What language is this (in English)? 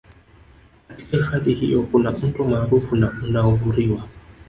Swahili